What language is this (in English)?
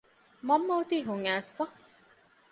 Divehi